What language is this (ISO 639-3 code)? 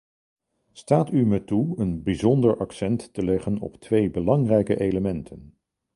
nld